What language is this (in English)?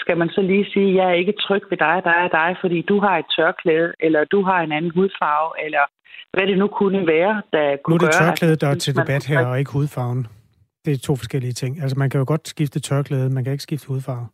Danish